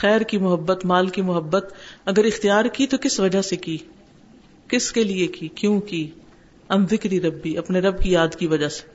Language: Urdu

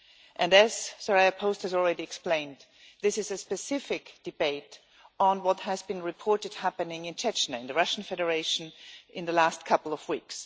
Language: English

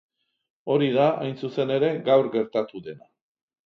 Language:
Basque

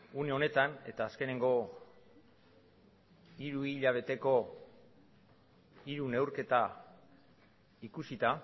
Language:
Basque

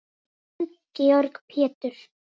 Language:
Icelandic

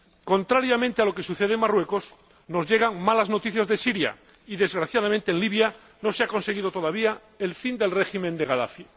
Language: Spanish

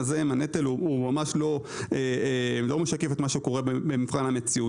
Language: Hebrew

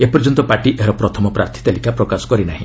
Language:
Odia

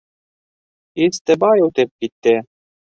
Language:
Bashkir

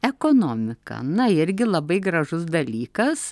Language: Lithuanian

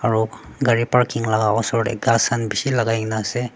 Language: Naga Pidgin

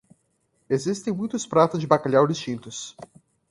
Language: Portuguese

